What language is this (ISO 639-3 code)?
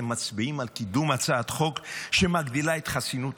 heb